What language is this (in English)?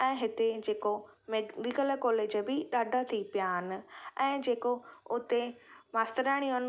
Sindhi